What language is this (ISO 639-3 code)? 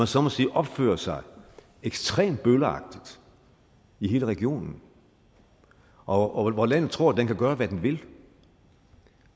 dan